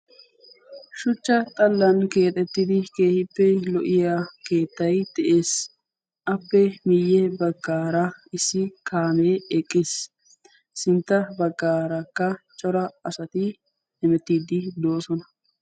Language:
Wolaytta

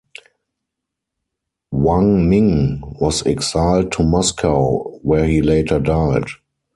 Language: English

